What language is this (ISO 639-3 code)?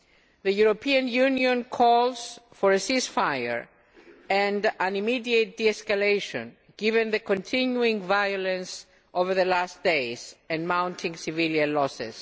eng